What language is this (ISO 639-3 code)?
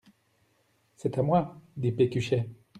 fra